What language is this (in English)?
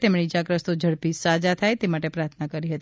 Gujarati